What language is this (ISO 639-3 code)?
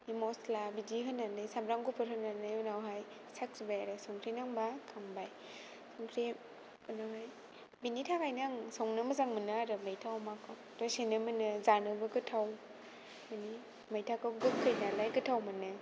brx